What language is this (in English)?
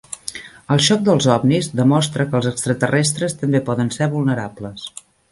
Catalan